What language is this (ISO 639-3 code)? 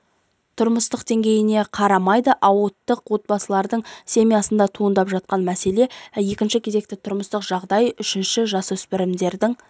kaz